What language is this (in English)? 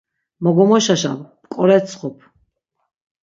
Laz